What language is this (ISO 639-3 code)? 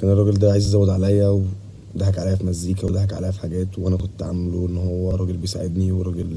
ara